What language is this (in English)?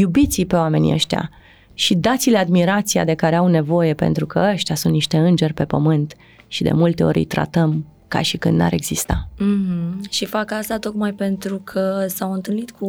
Romanian